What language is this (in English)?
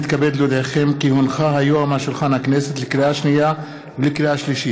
Hebrew